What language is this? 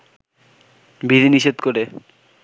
Bangla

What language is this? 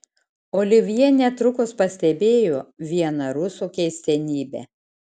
Lithuanian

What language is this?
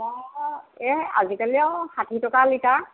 Assamese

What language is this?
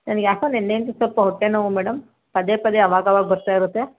Kannada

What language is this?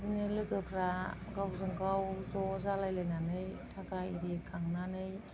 Bodo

